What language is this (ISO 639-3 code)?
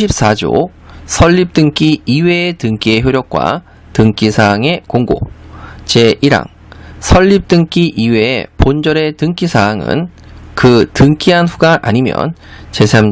kor